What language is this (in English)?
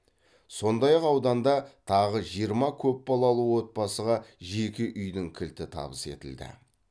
Kazakh